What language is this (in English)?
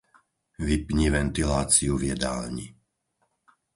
Slovak